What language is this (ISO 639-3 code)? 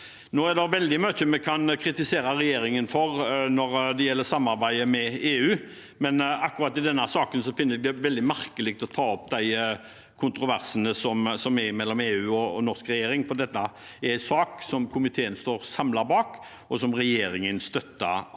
nor